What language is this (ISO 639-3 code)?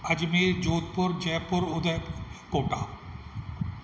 snd